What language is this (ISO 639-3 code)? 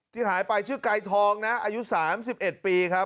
tha